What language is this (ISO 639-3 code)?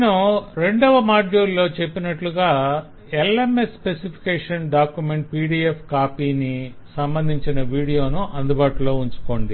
tel